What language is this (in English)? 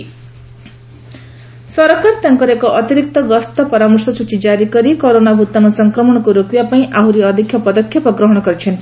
Odia